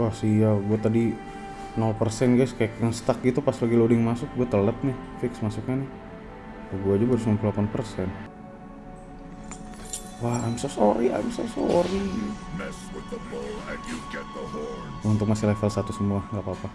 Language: Indonesian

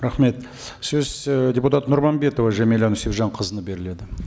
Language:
Kazakh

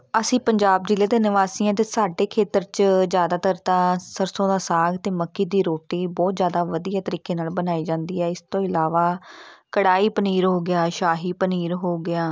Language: Punjabi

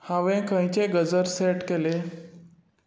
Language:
Konkani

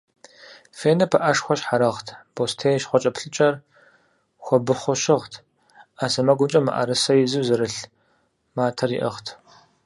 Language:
Kabardian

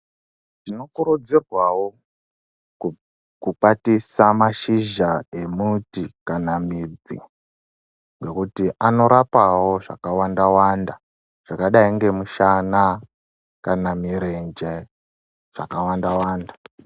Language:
Ndau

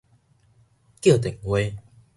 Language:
Min Nan Chinese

